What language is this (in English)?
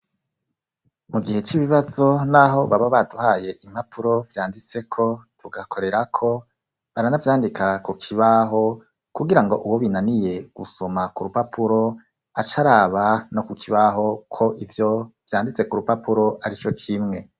Rundi